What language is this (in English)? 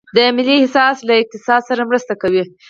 Pashto